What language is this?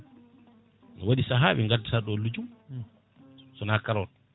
Fula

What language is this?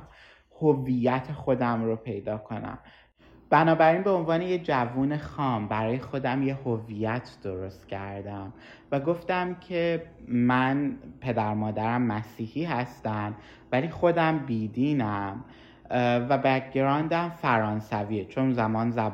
Persian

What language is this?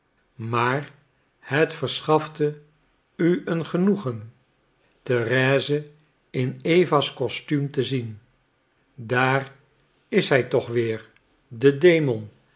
Dutch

